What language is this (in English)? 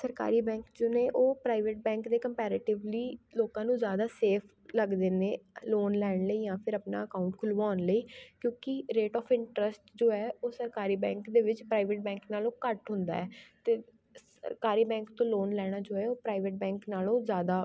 Punjabi